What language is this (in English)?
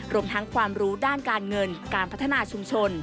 Thai